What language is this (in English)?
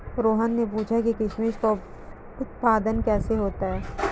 Hindi